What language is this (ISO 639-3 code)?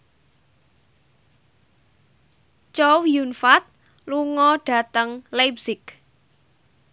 jav